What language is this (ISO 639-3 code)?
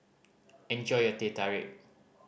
eng